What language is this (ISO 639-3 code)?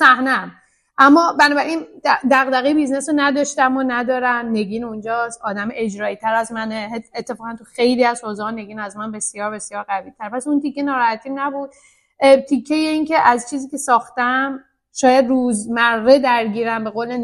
fas